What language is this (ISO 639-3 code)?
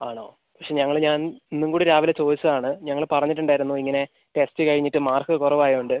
mal